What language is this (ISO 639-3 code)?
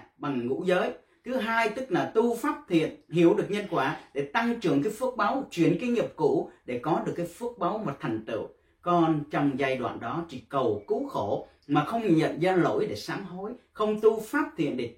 vie